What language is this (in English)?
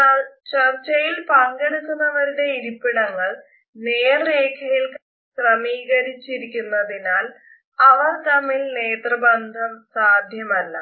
Malayalam